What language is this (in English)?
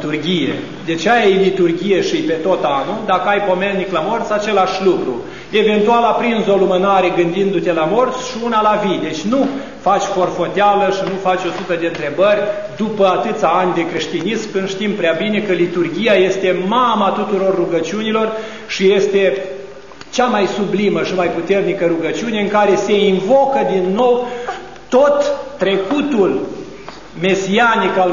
Romanian